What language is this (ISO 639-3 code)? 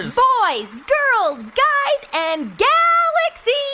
eng